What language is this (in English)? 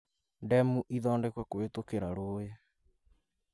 Kikuyu